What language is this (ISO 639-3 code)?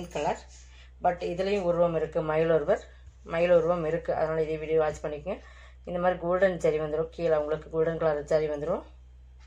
eng